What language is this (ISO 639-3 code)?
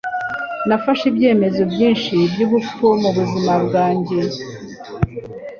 kin